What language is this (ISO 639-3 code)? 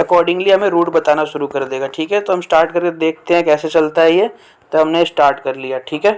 hin